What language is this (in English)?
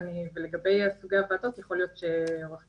Hebrew